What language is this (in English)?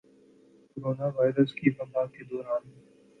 Urdu